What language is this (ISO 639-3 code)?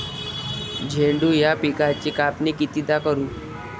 mar